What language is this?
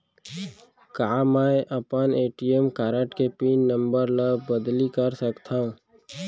Chhattisgarhi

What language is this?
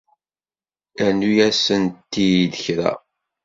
Kabyle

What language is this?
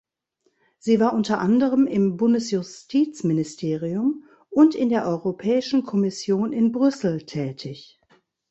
German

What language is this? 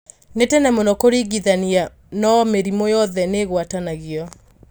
Kikuyu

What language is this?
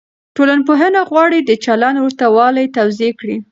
Pashto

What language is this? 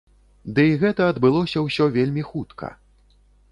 Belarusian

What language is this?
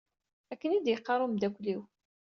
Kabyle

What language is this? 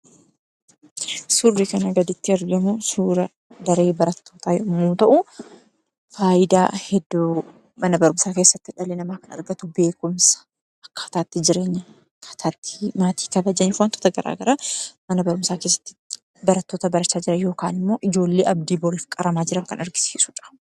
Oromo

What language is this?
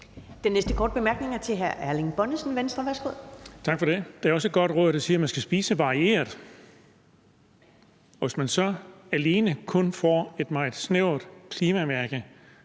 Danish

